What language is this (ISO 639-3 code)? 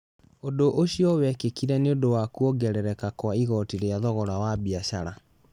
kik